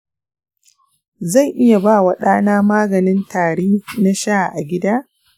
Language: Hausa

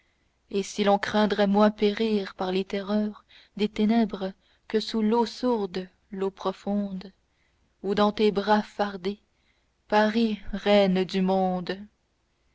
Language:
French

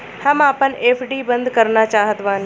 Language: Bhojpuri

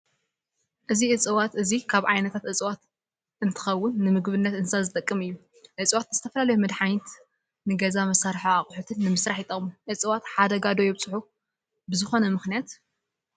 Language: Tigrinya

